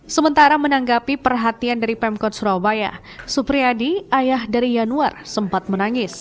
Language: Indonesian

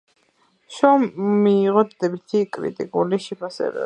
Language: Georgian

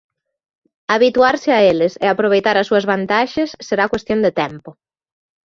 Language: Galician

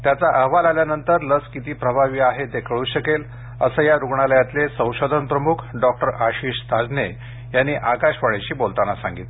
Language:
Marathi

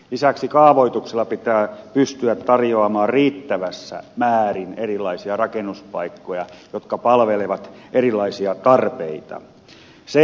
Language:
Finnish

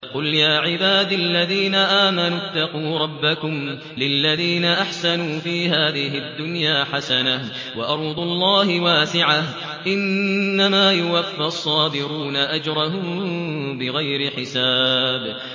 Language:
Arabic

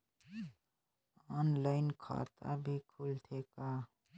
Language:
Chhattisgarhi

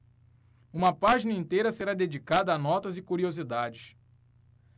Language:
Portuguese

